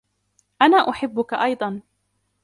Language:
Arabic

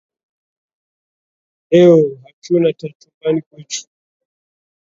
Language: Swahili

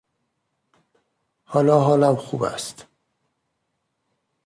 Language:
Persian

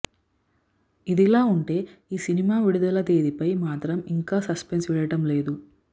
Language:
Telugu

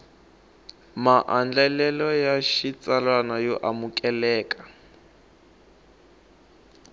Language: Tsonga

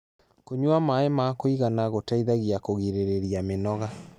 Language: Kikuyu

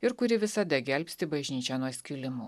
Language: Lithuanian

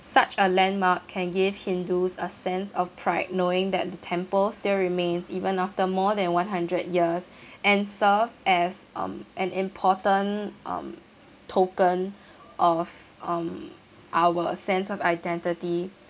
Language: English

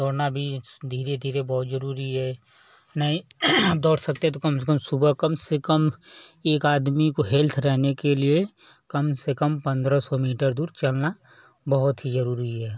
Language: Hindi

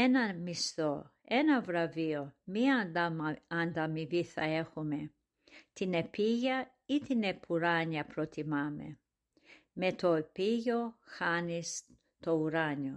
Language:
Greek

